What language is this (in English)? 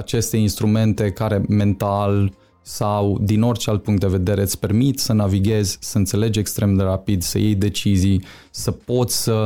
Romanian